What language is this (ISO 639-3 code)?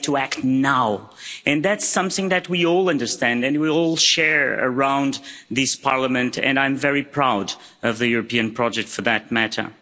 eng